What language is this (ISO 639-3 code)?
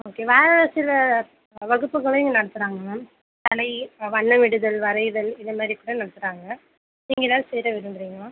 tam